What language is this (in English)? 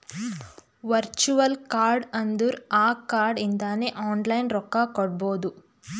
Kannada